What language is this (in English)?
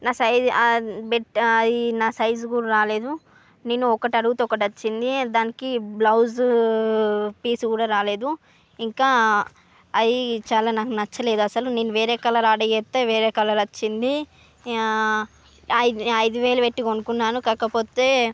Telugu